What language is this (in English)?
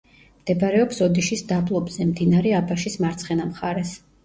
Georgian